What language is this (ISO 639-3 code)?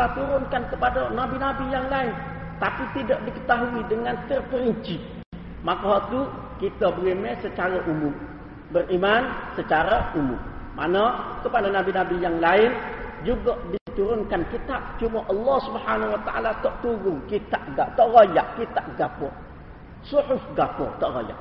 msa